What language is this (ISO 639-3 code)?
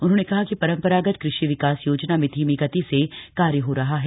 hin